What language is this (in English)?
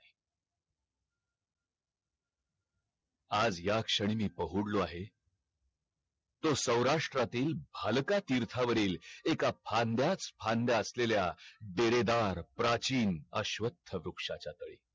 Marathi